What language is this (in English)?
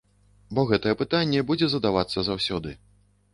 Belarusian